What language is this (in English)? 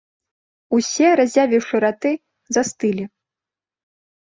Belarusian